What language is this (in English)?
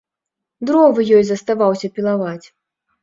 Belarusian